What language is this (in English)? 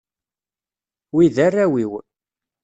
Kabyle